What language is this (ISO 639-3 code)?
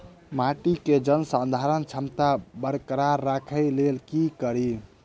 mai